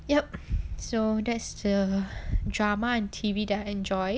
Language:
English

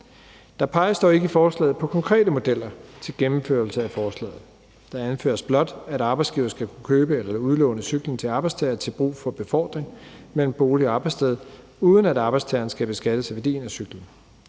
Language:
Danish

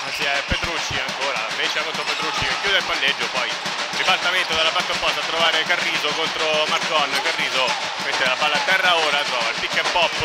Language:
Italian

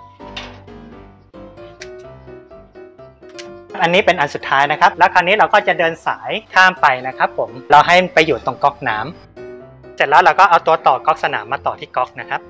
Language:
Thai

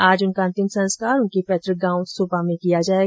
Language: Hindi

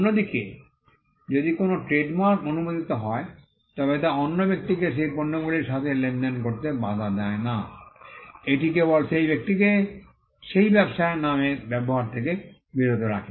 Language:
Bangla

